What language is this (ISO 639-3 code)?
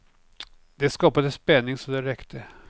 swe